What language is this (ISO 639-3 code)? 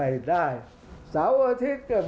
tha